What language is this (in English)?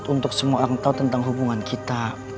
Indonesian